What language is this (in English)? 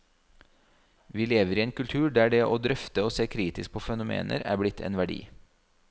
Norwegian